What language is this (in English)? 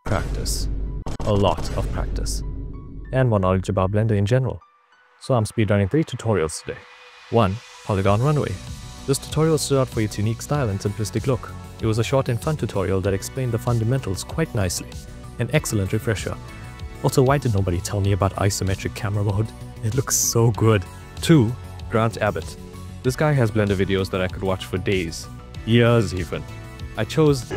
English